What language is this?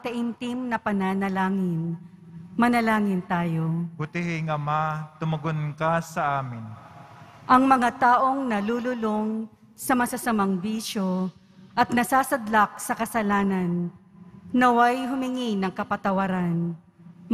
Filipino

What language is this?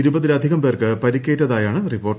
Malayalam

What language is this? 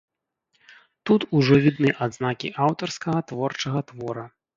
Belarusian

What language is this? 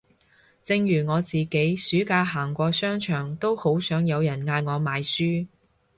Cantonese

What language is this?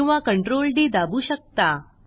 Marathi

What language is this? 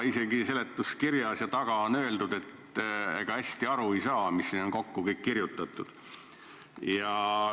Estonian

